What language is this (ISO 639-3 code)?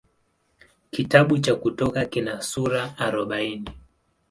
swa